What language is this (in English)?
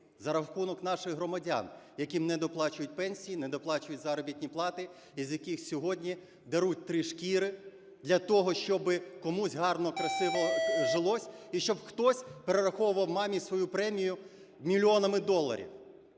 Ukrainian